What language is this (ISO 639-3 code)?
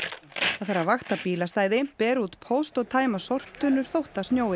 isl